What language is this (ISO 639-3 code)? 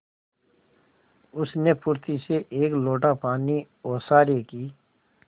hin